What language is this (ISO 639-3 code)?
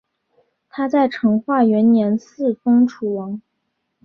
zho